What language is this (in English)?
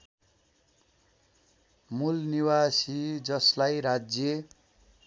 Nepali